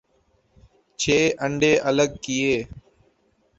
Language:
Urdu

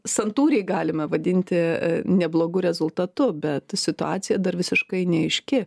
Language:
Lithuanian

